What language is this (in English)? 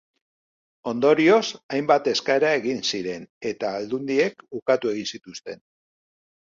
Basque